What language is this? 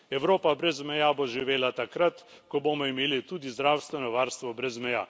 Slovenian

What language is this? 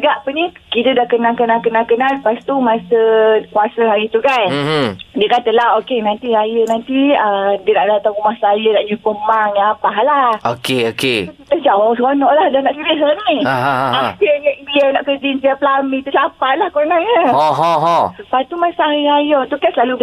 Malay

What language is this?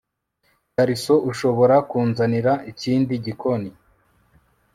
Kinyarwanda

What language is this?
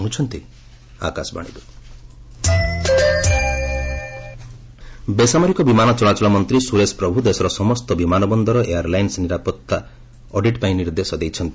Odia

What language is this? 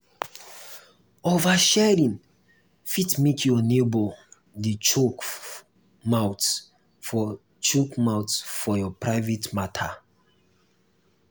Nigerian Pidgin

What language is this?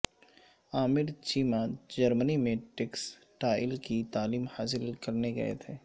Urdu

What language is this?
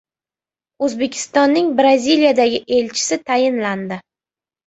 Uzbek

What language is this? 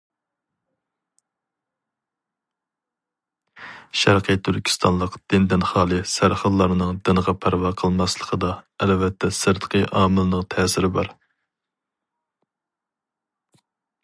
Uyghur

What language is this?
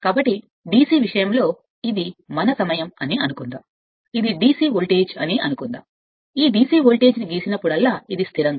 Telugu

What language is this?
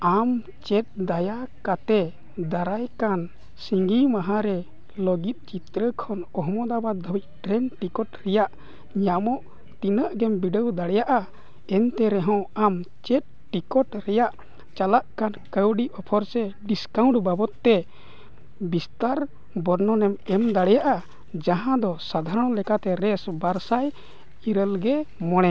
Santali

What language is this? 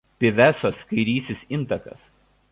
Lithuanian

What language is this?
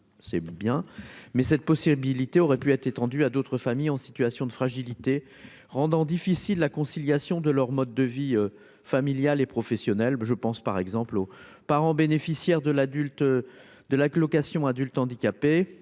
French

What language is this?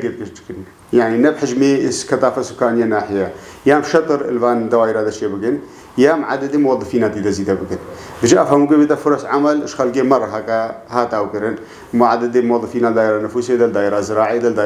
Arabic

